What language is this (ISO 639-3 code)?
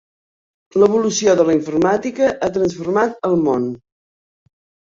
cat